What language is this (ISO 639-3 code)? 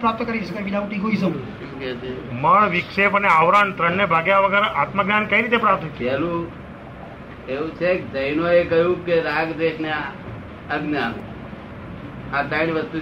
guj